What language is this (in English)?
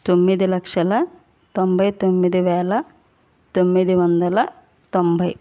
Telugu